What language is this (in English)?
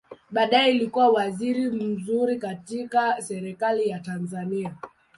Swahili